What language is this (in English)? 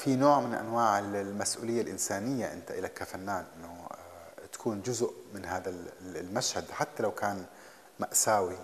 Arabic